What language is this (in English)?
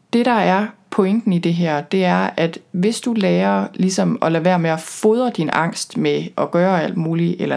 Danish